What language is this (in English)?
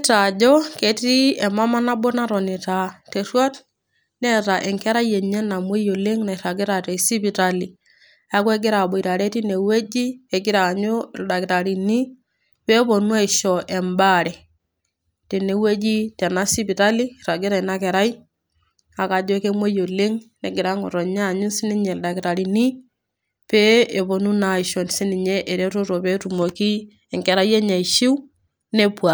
Masai